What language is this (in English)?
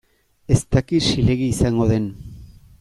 Basque